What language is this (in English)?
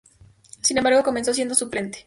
Spanish